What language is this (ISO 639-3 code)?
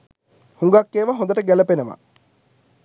sin